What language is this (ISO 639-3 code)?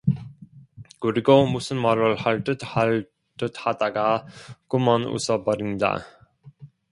kor